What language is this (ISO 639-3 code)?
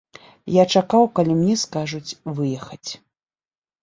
bel